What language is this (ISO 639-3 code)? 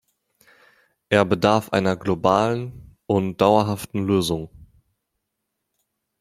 deu